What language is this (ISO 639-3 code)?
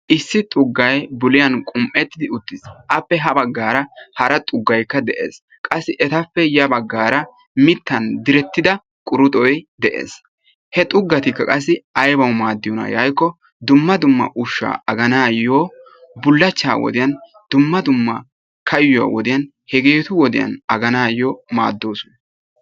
wal